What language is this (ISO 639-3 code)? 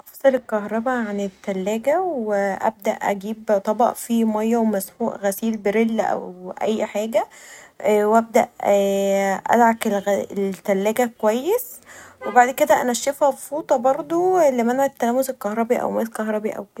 arz